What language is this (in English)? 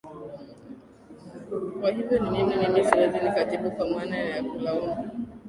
Swahili